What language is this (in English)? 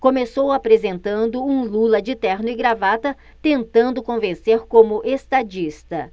Portuguese